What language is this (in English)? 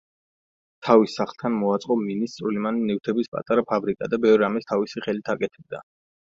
Georgian